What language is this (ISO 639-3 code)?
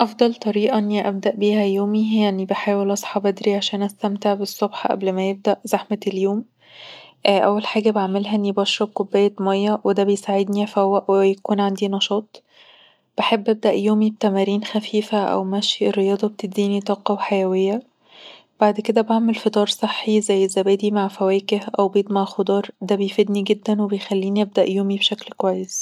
arz